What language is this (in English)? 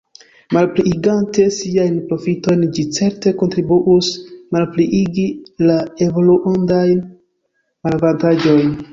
Esperanto